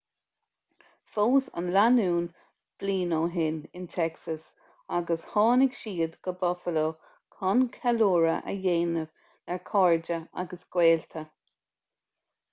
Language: Irish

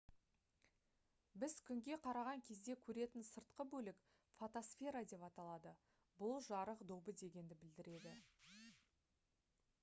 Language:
Kazakh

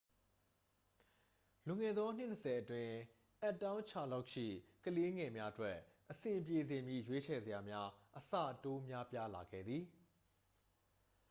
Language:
Burmese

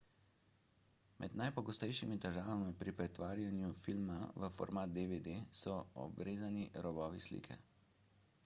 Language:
Slovenian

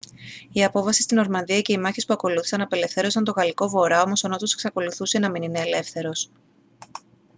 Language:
Greek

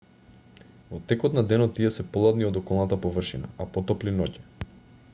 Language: Macedonian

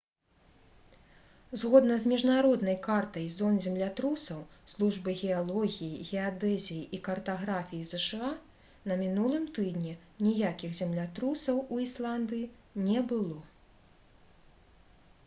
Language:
Belarusian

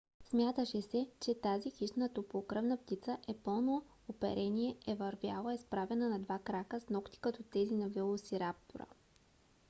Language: Bulgarian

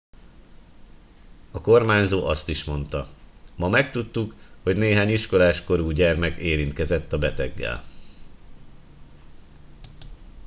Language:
Hungarian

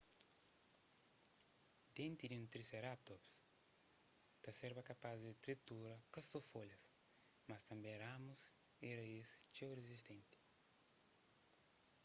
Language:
Kabuverdianu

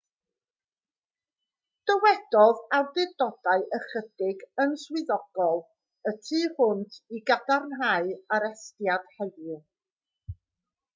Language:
Welsh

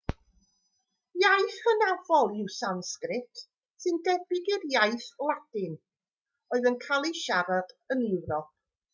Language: Welsh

